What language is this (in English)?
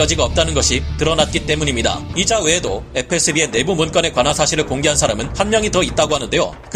Korean